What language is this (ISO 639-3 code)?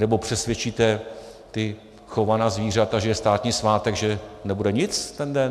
ces